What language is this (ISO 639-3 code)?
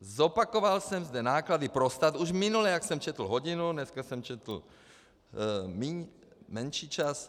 ces